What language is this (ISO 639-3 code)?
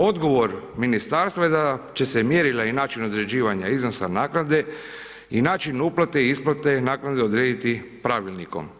hrv